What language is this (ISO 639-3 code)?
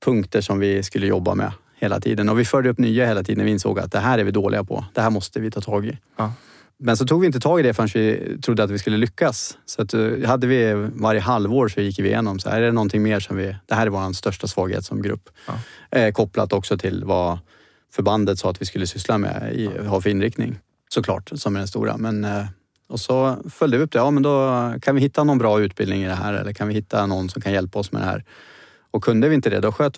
swe